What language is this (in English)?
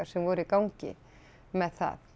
Icelandic